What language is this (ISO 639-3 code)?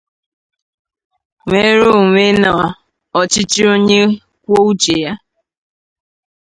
ibo